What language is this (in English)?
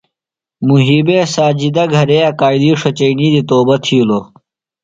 Phalura